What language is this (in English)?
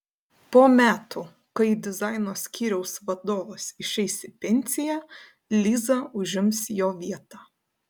Lithuanian